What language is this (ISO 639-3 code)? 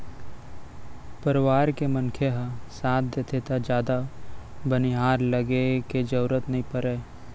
hne